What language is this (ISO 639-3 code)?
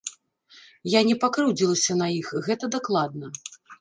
bel